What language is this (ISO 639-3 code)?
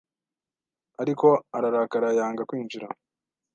kin